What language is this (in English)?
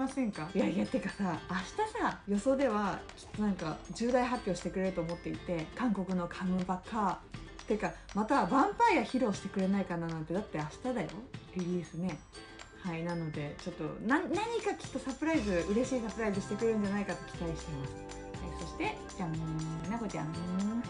Japanese